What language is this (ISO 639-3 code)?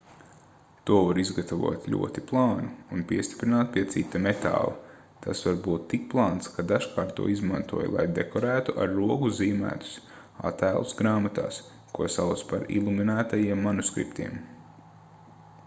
lav